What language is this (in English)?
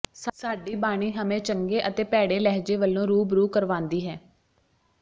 Punjabi